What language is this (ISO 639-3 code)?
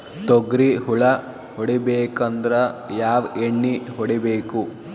kan